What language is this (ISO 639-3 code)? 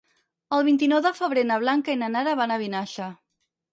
cat